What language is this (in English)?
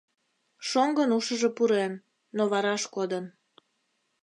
Mari